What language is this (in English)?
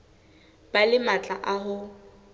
Southern Sotho